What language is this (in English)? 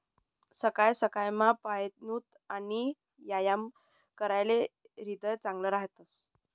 Marathi